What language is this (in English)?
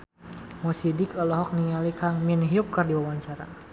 Sundanese